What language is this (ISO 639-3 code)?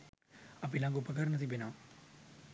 sin